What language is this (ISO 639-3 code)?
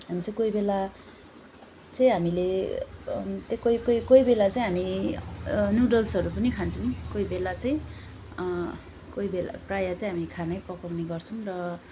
nep